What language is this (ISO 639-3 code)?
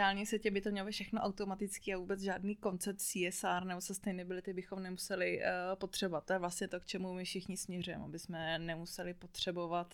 ces